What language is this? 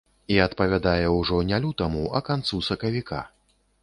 Belarusian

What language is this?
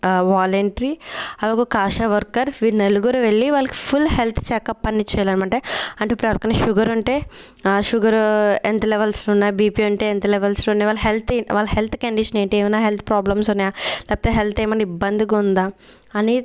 Telugu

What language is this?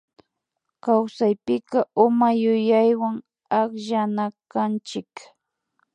Imbabura Highland Quichua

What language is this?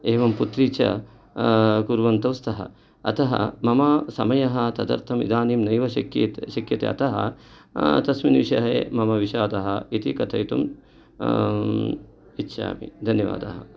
Sanskrit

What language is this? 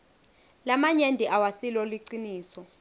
Swati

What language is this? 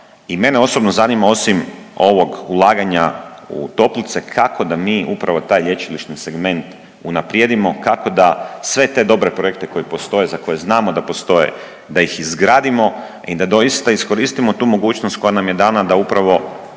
Croatian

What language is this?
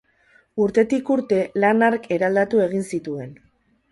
Basque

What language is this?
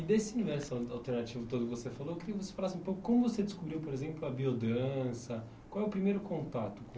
Portuguese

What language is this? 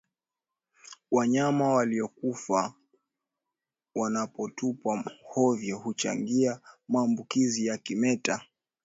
Swahili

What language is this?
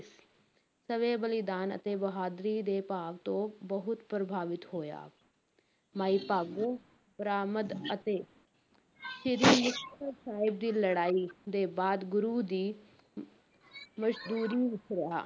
Punjabi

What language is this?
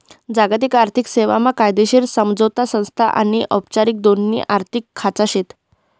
Marathi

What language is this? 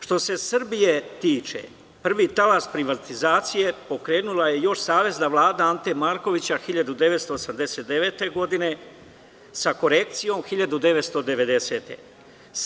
Serbian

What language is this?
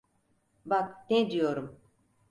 Turkish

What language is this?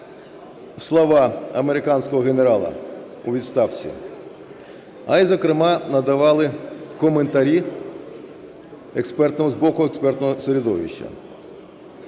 Ukrainian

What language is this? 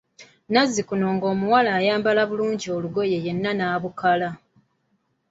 Ganda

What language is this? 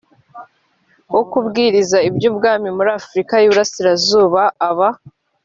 Kinyarwanda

